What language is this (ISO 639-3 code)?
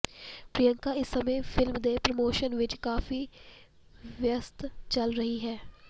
pan